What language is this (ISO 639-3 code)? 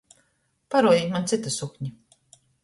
ltg